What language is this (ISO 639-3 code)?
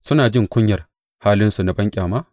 hau